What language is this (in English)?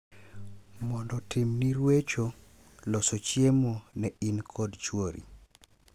Luo (Kenya and Tanzania)